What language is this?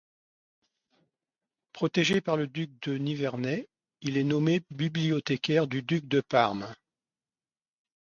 French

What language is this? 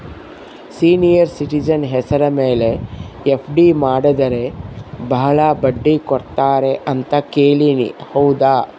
Kannada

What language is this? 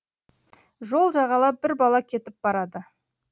Kazakh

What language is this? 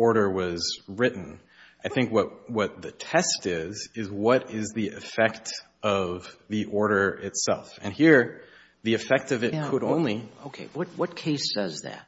English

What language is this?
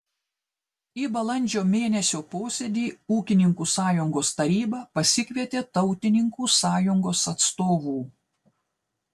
Lithuanian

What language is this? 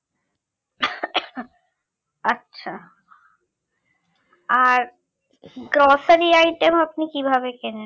Bangla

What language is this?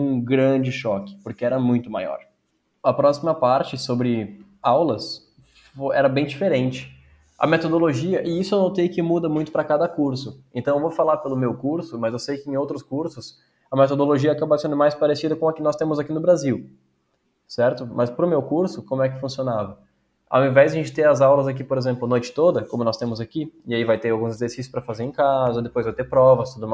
Portuguese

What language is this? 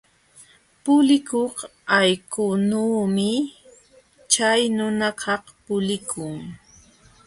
Jauja Wanca Quechua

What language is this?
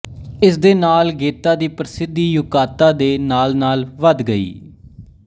Punjabi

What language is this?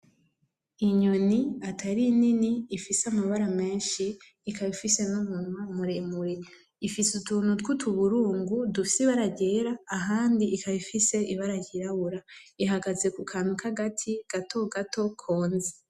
Rundi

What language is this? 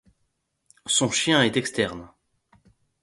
French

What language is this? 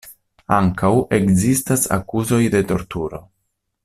Esperanto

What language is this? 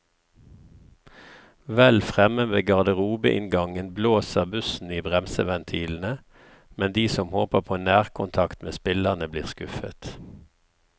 Norwegian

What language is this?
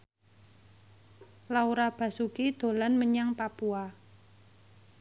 Javanese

